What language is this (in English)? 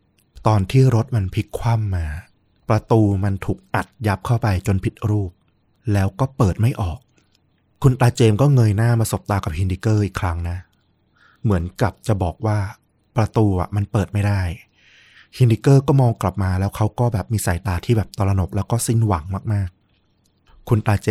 Thai